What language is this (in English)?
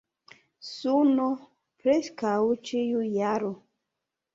Esperanto